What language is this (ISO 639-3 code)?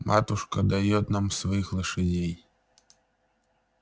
rus